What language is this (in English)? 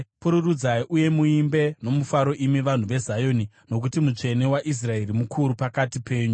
Shona